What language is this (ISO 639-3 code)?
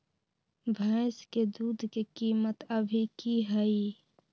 mag